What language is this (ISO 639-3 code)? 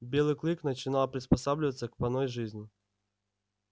rus